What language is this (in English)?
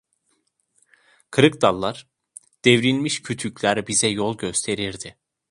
Turkish